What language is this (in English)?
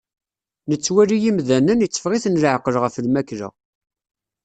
Kabyle